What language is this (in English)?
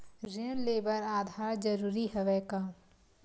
Chhattisgarhi